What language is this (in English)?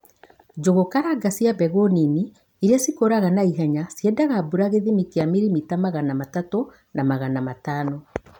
Kikuyu